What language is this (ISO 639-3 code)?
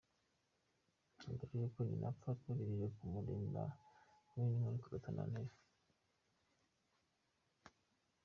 kin